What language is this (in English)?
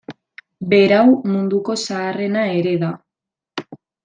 Basque